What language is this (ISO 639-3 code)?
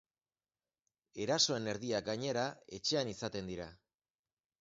eus